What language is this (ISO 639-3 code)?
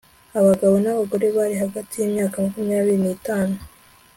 kin